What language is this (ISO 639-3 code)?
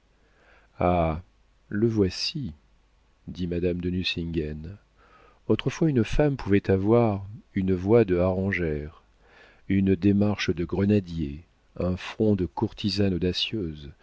fra